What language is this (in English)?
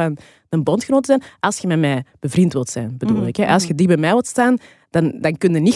Dutch